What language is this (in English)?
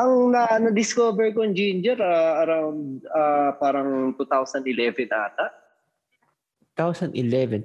Filipino